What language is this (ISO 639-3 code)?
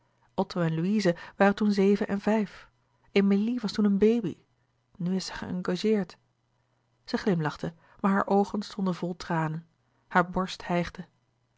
nld